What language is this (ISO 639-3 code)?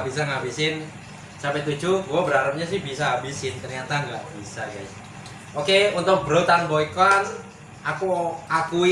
ind